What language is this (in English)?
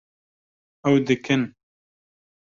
Kurdish